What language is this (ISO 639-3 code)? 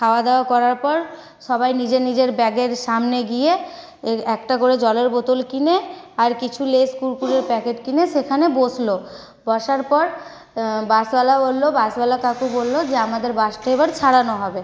ben